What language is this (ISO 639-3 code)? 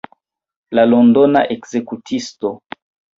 epo